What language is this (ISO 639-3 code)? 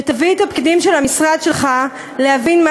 heb